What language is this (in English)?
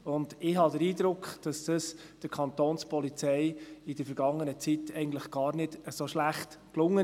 Swiss German